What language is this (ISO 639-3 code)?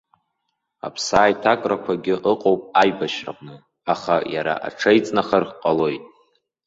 abk